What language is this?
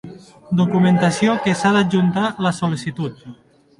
Catalan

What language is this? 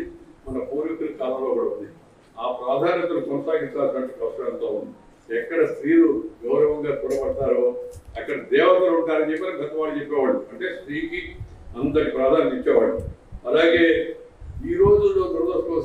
Telugu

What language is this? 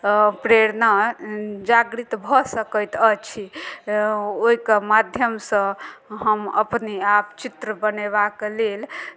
Maithili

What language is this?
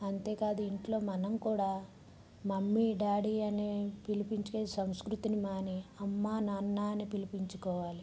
Telugu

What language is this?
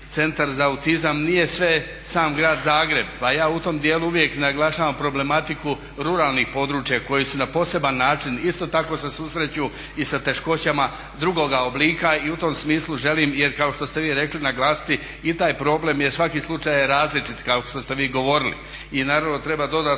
Croatian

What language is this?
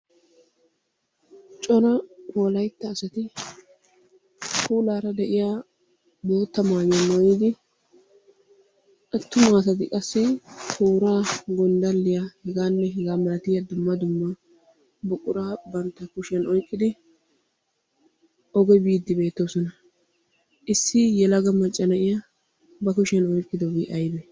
Wolaytta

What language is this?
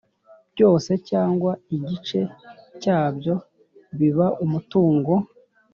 Kinyarwanda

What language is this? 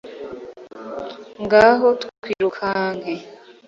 Kinyarwanda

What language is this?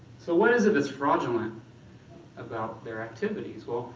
English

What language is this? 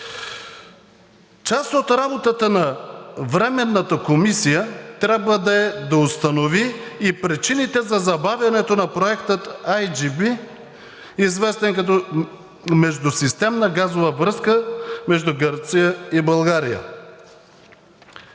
Bulgarian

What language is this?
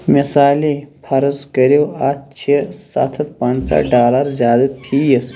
Kashmiri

